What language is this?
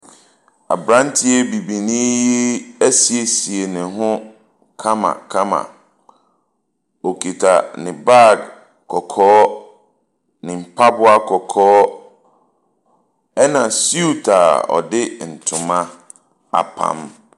Akan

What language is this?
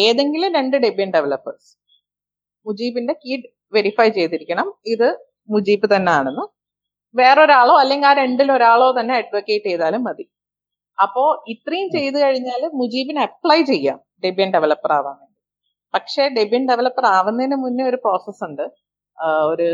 Malayalam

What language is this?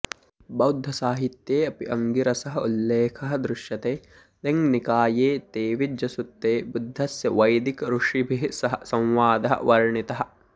Sanskrit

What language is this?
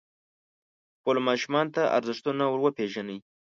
Pashto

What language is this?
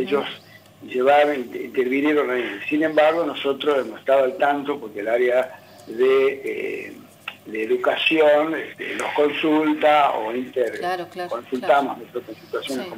Spanish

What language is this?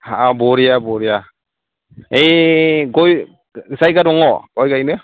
Bodo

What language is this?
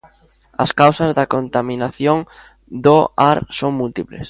Galician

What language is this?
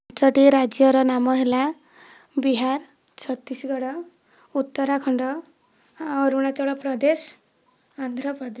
Odia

